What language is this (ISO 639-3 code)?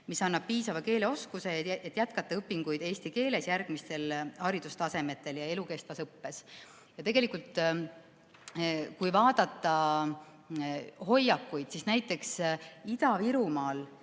est